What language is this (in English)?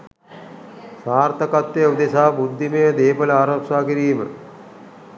Sinhala